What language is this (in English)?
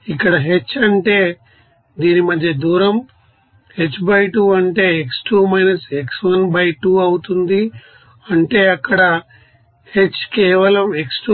Telugu